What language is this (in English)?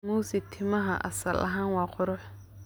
Somali